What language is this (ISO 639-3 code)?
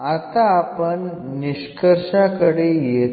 mar